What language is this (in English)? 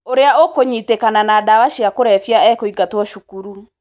Kikuyu